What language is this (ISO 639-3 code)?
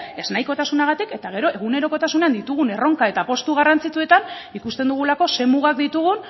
eus